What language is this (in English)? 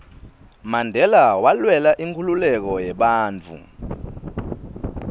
Swati